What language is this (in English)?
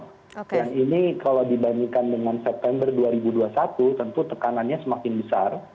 Indonesian